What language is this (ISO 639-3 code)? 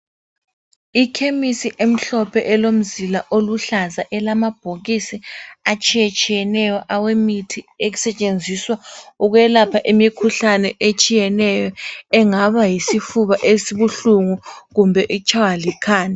nde